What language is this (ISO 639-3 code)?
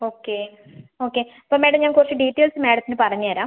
mal